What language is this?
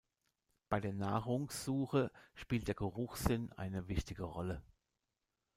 German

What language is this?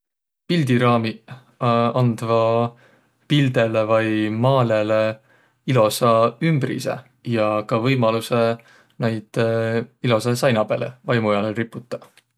Võro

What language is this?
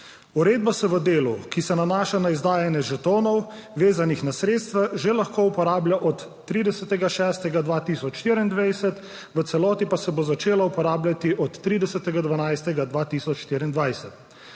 Slovenian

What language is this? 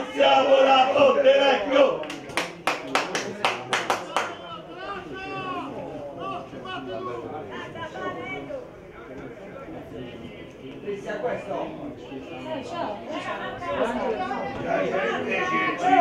Italian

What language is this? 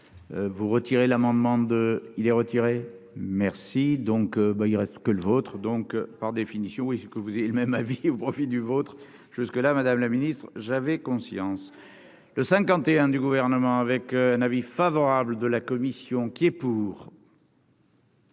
French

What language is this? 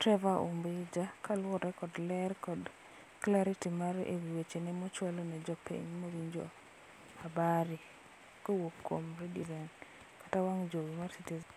Luo (Kenya and Tanzania)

